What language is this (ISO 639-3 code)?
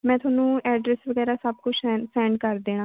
pan